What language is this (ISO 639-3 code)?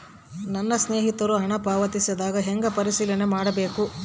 kan